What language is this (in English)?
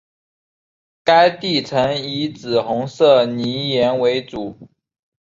Chinese